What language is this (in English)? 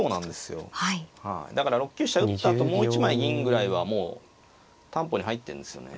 Japanese